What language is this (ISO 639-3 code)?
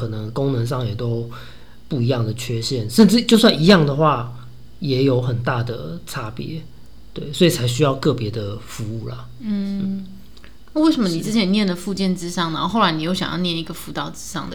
zho